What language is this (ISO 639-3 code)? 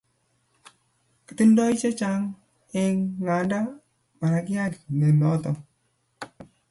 kln